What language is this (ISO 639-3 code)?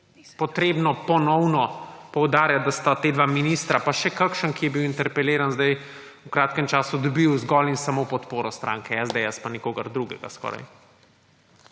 slv